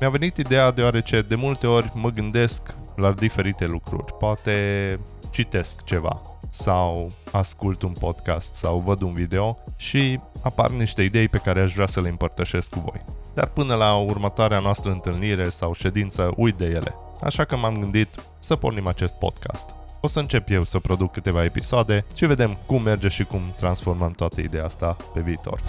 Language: Romanian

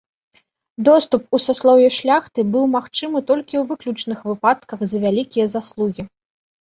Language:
Belarusian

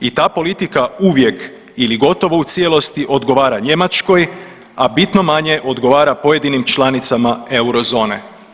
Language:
Croatian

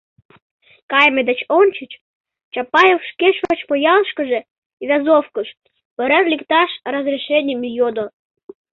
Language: Mari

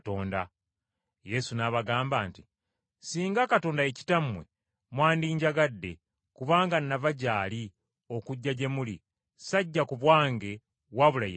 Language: Ganda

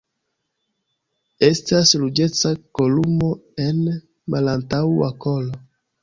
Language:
Esperanto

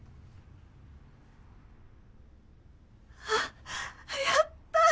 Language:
Japanese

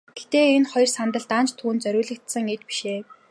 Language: Mongolian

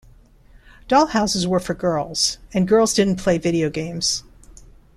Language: English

